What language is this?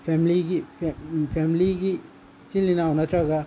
Manipuri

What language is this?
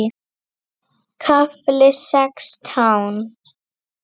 Icelandic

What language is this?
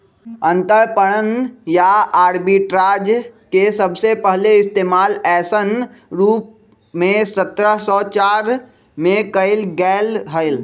Magahi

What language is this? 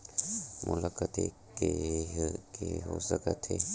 Chhattisgarhi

